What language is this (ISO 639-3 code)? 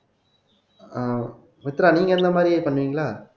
tam